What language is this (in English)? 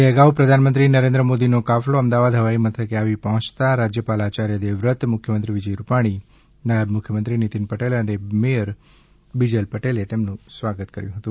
Gujarati